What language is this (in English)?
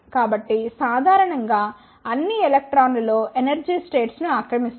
Telugu